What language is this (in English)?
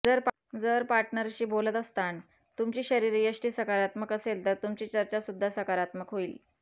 Marathi